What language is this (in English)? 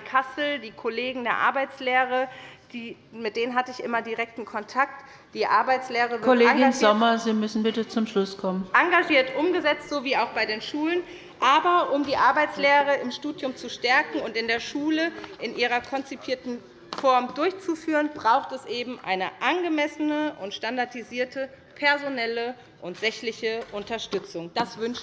German